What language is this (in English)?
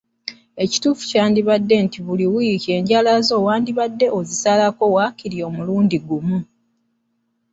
Ganda